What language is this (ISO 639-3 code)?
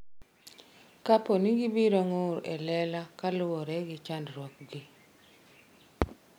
luo